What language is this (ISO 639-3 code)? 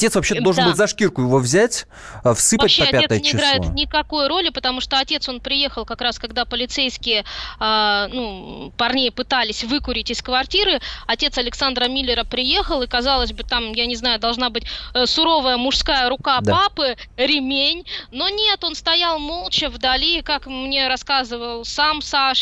rus